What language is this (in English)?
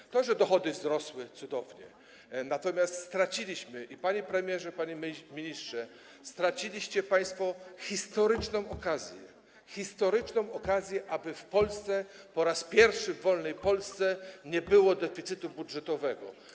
Polish